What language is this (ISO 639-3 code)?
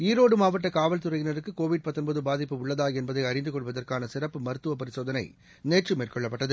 tam